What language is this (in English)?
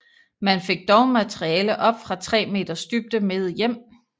Danish